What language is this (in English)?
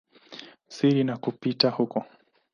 Swahili